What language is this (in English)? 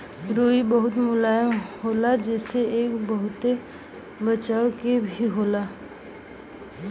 Bhojpuri